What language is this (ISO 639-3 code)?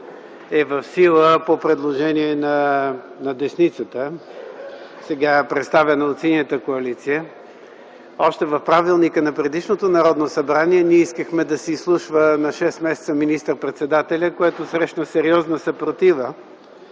bul